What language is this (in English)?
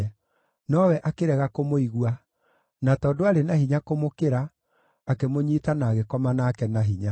Kikuyu